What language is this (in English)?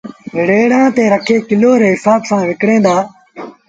Sindhi Bhil